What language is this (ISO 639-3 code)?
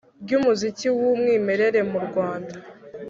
kin